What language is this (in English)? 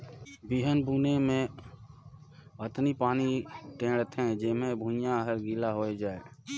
Chhattisgarhi